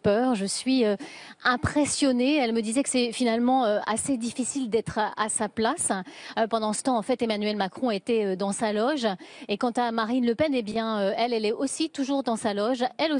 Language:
French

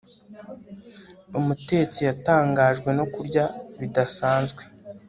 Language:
Kinyarwanda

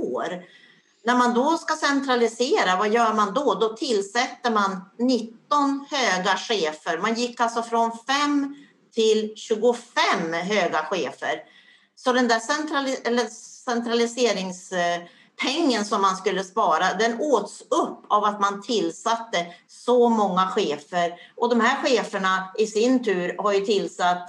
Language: Swedish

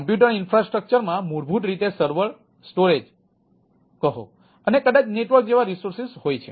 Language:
Gujarati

